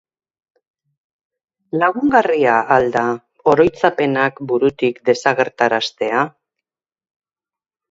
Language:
Basque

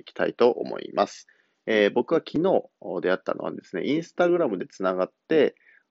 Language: Japanese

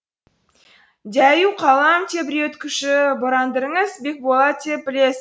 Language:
Kazakh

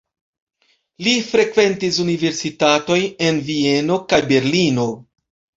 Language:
Esperanto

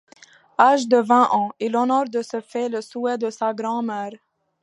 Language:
French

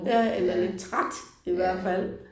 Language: Danish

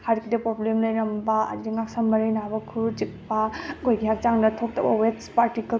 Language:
Manipuri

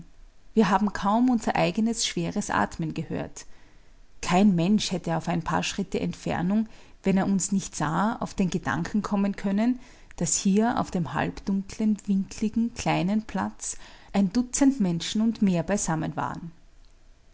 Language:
German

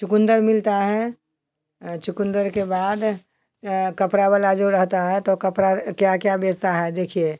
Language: Hindi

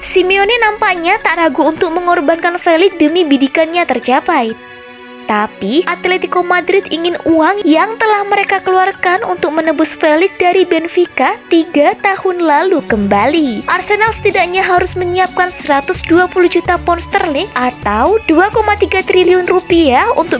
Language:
Indonesian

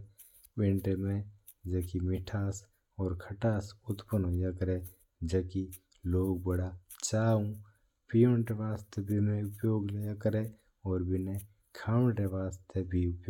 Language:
Mewari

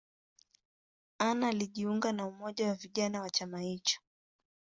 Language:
Swahili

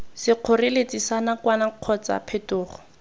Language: Tswana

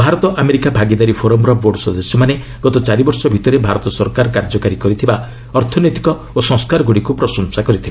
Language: Odia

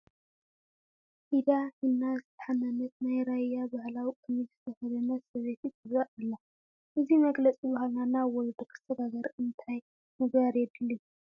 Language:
Tigrinya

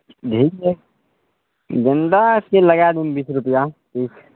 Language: Maithili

